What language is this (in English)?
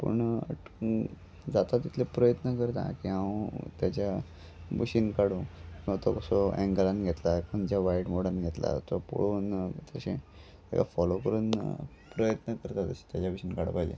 Konkani